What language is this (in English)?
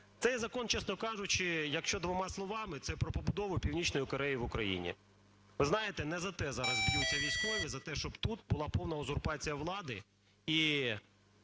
Ukrainian